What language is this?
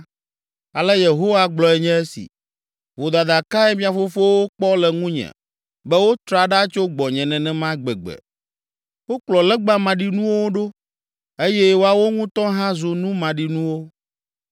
Ewe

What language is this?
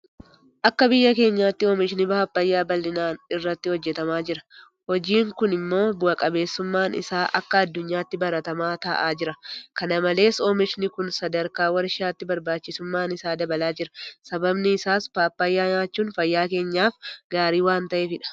Oromo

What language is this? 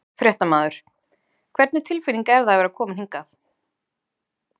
Icelandic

